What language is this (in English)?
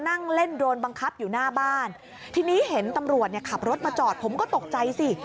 Thai